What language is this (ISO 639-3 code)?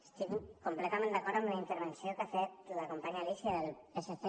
cat